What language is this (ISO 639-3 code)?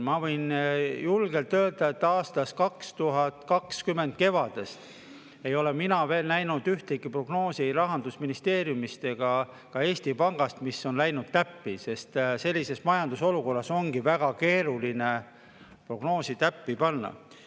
est